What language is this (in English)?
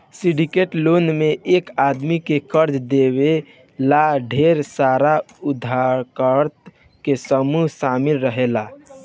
Bhojpuri